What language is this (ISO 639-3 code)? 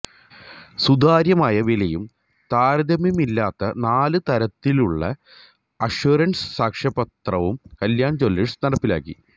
mal